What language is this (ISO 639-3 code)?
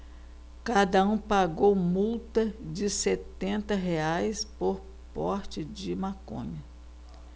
por